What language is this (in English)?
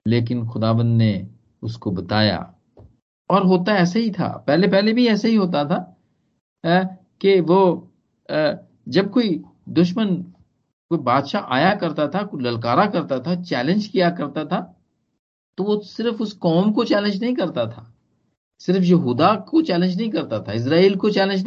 Hindi